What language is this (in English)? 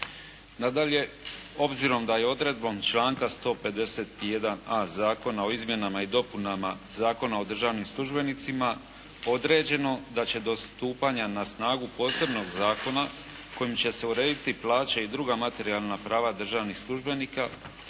Croatian